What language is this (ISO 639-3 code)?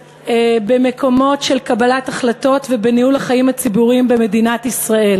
heb